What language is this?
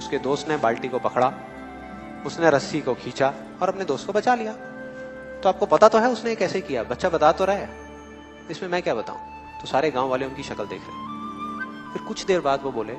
Hindi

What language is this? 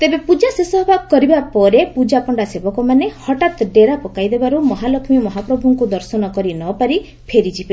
Odia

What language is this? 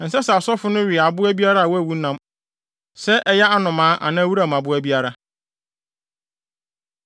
Akan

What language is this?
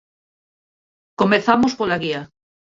Galician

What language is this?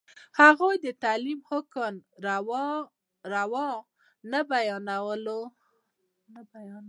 Pashto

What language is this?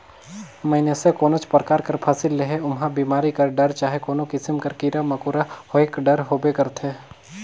Chhattisgarhi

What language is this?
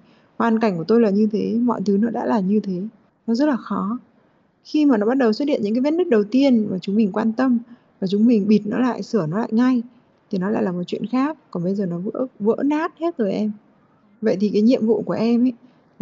Vietnamese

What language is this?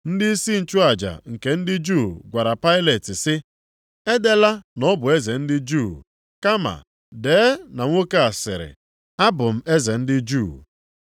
Igbo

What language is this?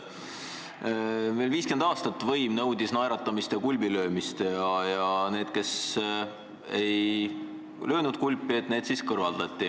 Estonian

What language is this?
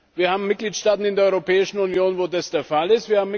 German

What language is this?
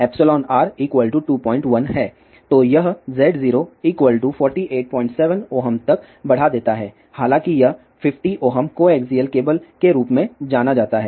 Hindi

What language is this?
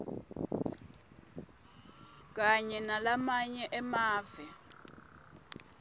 Swati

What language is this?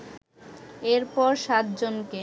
Bangla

